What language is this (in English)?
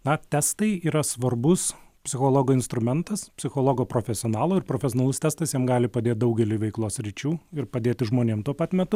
Lithuanian